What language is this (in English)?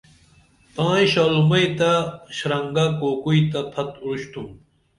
Dameli